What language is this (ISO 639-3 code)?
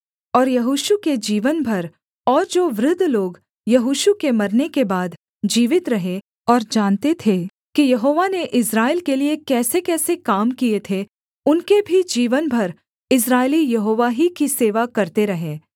hin